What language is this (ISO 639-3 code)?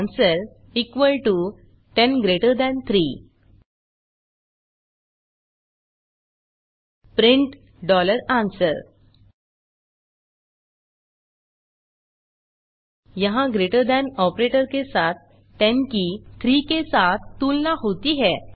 hin